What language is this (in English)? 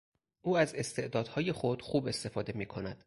Persian